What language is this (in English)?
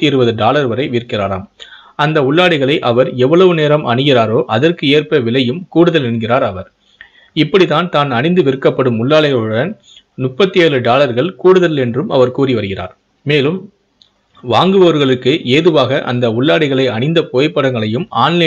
Tamil